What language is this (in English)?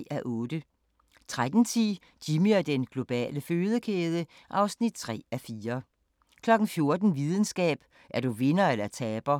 Danish